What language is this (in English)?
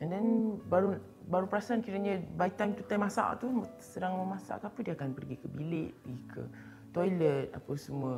Malay